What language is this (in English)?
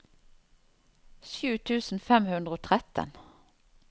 Norwegian